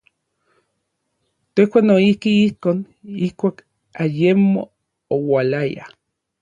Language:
Orizaba Nahuatl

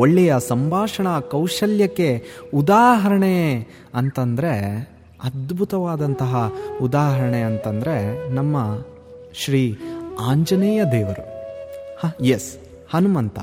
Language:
Kannada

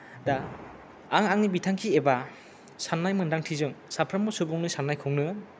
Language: Bodo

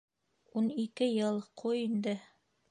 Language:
Bashkir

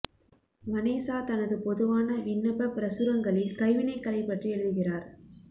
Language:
Tamil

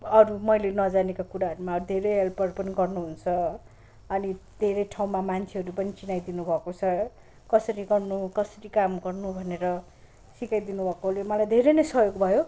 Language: Nepali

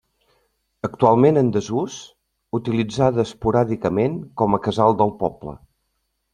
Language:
Catalan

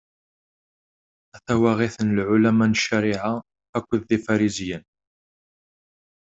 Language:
Kabyle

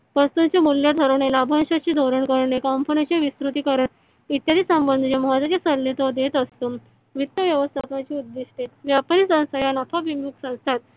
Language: Marathi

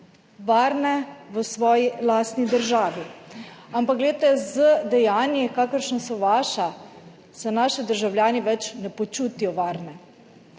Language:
Slovenian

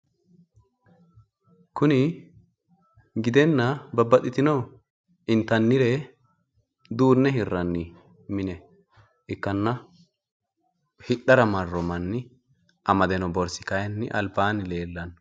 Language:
Sidamo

